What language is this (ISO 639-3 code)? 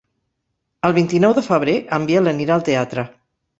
cat